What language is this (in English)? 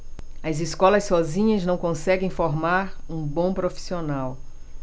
Portuguese